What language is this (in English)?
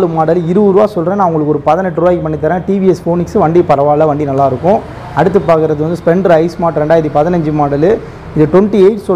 Spanish